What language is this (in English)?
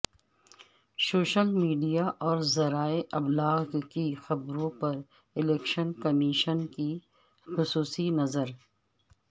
Urdu